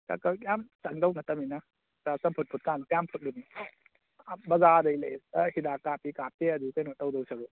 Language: Manipuri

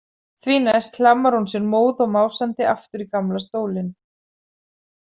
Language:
Icelandic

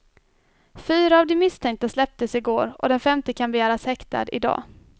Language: Swedish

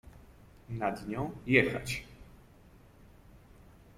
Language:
Polish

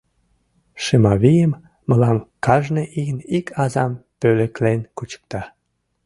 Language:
Mari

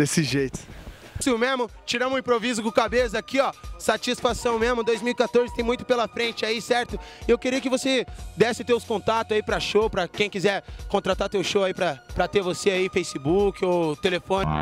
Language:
Portuguese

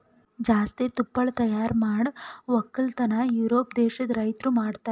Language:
Kannada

